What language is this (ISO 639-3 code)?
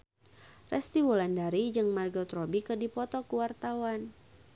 sun